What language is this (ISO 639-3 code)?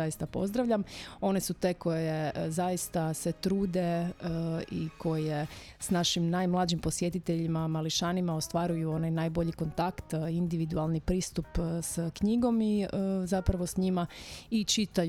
hrv